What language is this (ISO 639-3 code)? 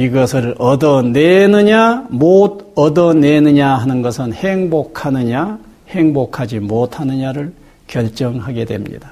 kor